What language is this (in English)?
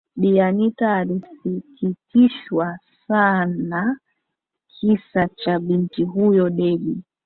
Swahili